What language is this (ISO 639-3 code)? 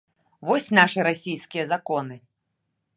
bel